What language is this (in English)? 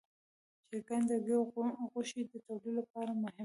Pashto